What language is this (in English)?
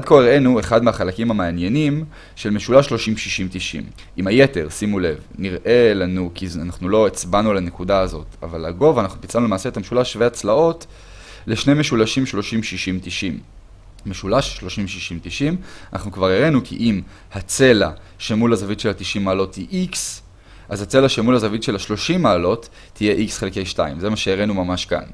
Hebrew